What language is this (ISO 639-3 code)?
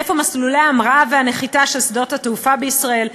heb